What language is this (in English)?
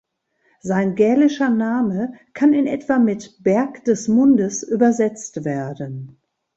German